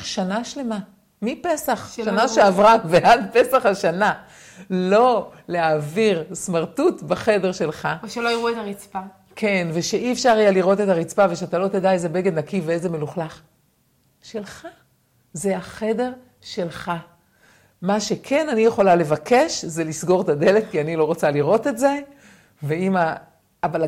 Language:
Hebrew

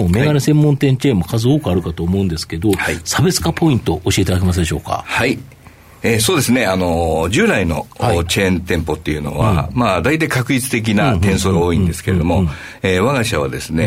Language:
Japanese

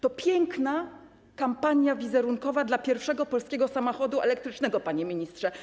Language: Polish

